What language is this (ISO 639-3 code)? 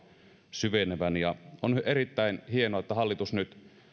fin